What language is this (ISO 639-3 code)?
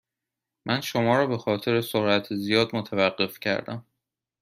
fas